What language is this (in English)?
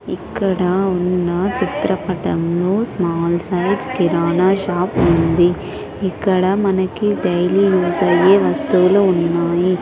Telugu